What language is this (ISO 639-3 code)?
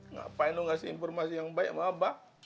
ind